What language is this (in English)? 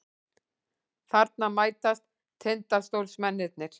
Icelandic